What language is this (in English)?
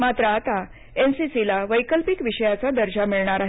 Marathi